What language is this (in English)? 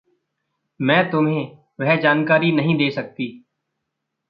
Hindi